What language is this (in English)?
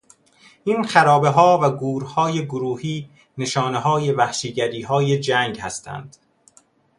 Persian